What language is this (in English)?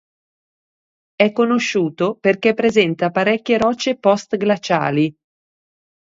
Italian